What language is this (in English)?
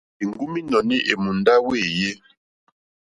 Mokpwe